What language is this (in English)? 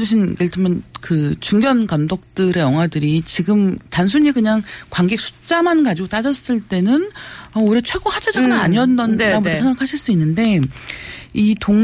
Korean